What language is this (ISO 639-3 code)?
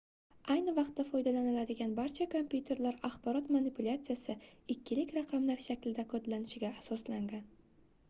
uzb